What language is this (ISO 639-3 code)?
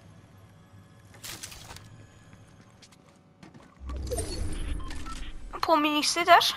pol